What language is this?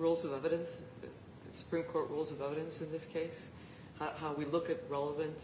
English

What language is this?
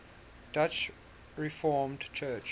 English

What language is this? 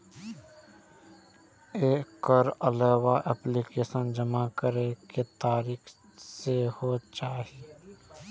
Maithili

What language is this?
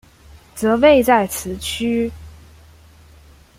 Chinese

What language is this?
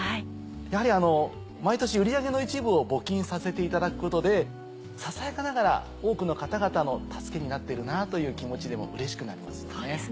Japanese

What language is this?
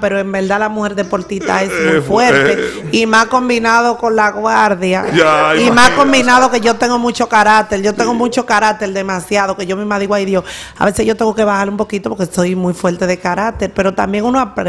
Spanish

